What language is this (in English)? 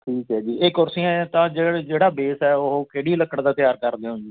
Punjabi